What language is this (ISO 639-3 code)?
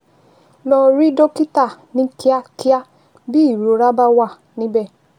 yor